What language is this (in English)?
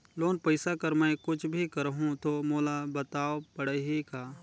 Chhattisgarhi